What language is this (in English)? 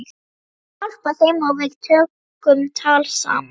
Icelandic